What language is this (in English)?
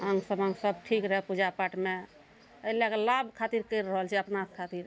Maithili